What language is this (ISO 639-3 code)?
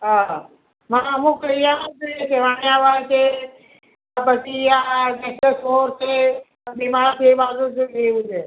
guj